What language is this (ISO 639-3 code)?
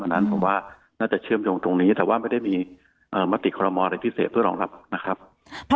tha